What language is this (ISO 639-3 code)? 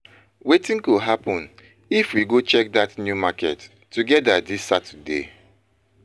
pcm